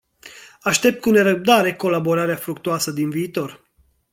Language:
Romanian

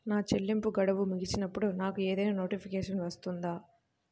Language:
Telugu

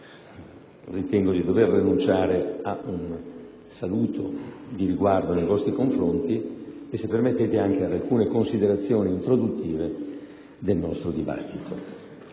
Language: Italian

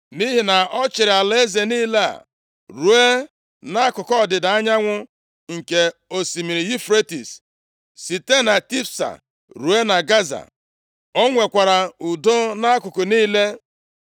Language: Igbo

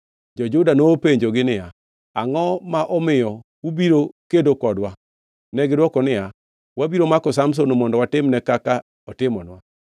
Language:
Luo (Kenya and Tanzania)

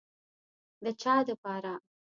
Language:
Pashto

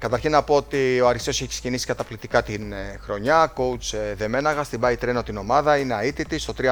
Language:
Greek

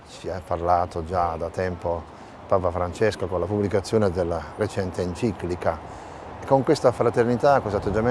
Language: Italian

